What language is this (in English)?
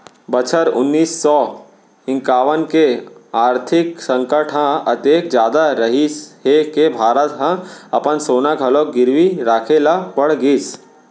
Chhattisgarhi